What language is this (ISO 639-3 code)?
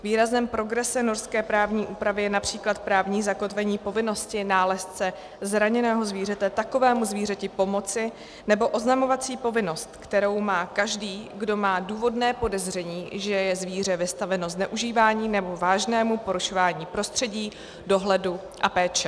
ces